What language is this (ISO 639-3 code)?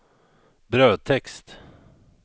swe